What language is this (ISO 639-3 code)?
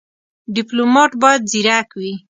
pus